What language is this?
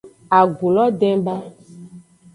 Aja (Benin)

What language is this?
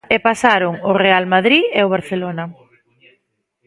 Galician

